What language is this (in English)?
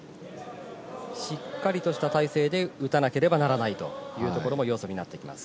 Japanese